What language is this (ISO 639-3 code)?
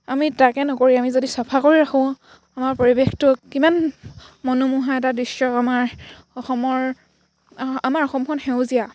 asm